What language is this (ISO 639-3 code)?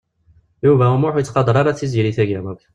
kab